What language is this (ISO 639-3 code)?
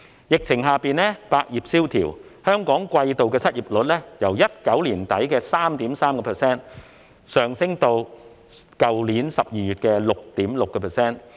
yue